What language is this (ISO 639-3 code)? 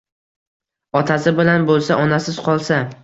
uzb